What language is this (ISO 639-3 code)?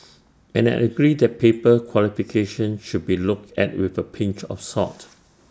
eng